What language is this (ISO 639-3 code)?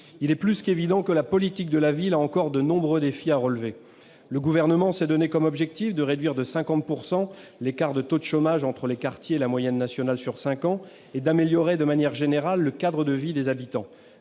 fra